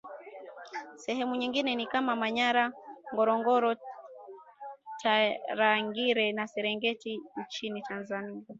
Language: Swahili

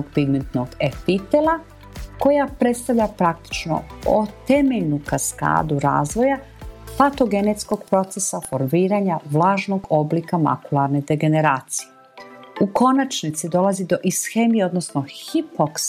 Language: Croatian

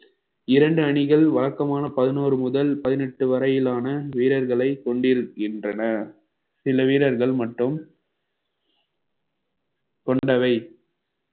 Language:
Tamil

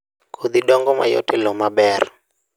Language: Luo (Kenya and Tanzania)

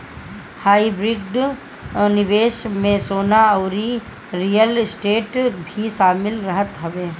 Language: Bhojpuri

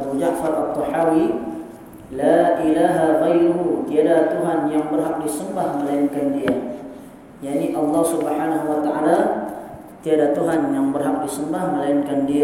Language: Malay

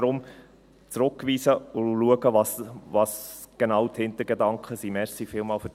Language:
Swiss German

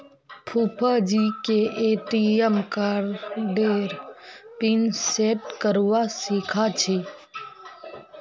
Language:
Magahi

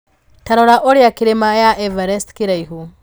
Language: Kikuyu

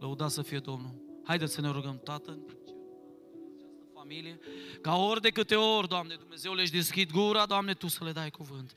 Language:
Romanian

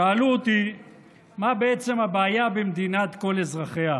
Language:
Hebrew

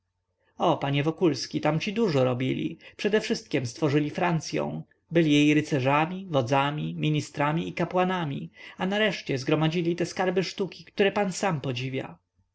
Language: Polish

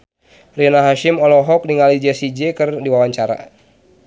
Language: Sundanese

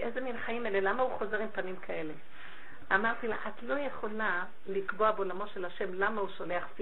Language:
Hebrew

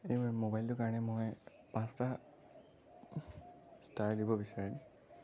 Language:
Assamese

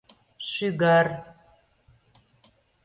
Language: Mari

